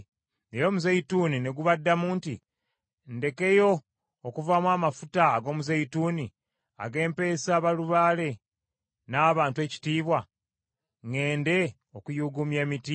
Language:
Ganda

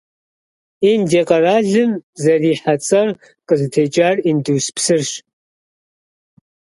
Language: Kabardian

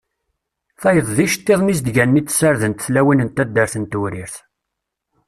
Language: Kabyle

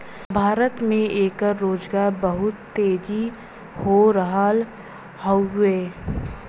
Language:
Bhojpuri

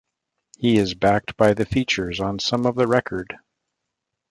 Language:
English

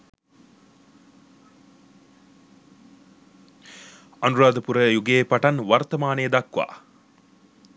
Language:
Sinhala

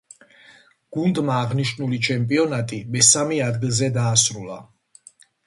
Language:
Georgian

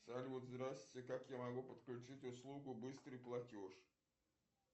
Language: Russian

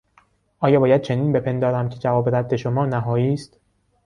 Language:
Persian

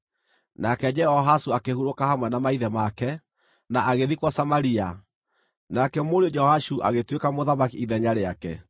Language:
Kikuyu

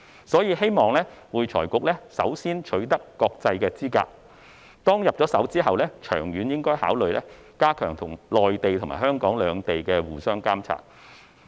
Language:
Cantonese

